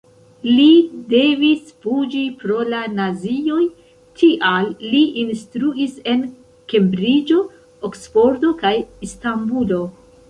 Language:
Esperanto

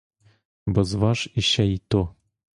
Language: Ukrainian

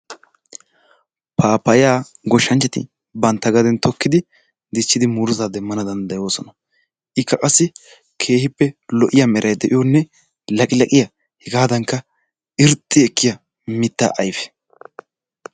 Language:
Wolaytta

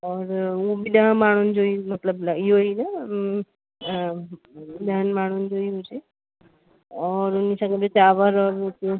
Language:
Sindhi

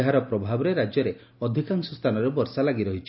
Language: Odia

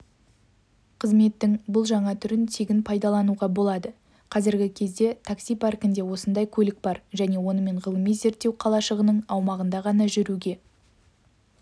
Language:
Kazakh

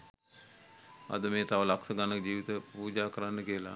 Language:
Sinhala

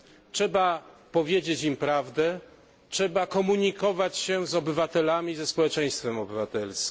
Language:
Polish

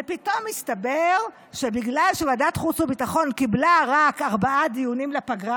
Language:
Hebrew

